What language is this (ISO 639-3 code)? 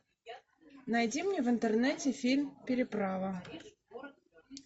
rus